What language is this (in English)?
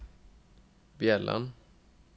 Norwegian